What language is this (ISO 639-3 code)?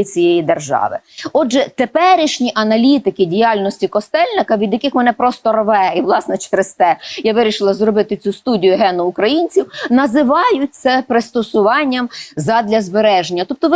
ukr